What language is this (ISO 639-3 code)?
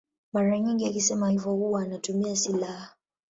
swa